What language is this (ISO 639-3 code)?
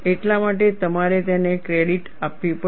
guj